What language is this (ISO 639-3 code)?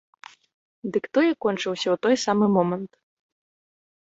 bel